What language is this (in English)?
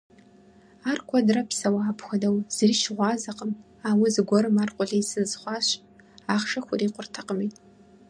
Kabardian